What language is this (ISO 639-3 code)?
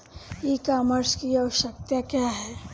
bho